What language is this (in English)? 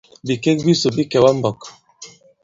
Bankon